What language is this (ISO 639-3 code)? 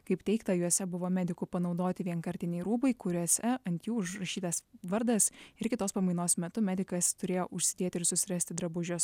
lit